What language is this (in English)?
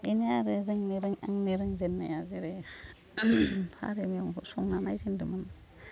Bodo